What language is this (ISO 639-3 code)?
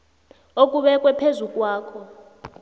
nbl